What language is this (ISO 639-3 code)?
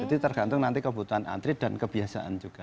ind